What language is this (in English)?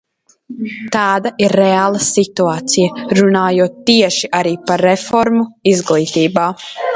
Latvian